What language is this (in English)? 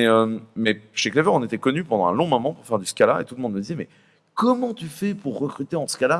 French